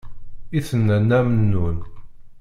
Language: Kabyle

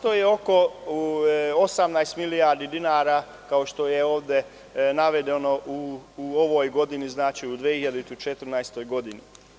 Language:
Serbian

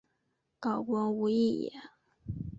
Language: Chinese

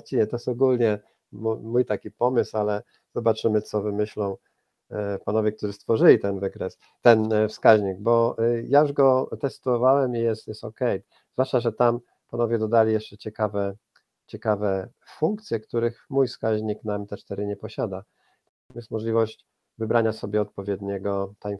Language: Polish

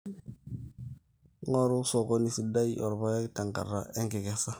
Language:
Masai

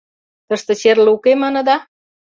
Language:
Mari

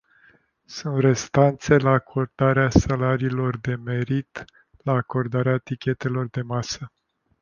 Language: Romanian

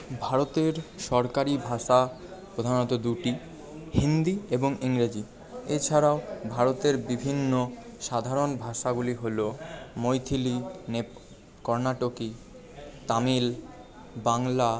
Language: Bangla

